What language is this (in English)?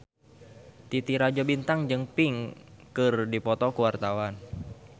Sundanese